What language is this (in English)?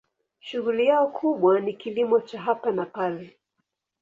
Swahili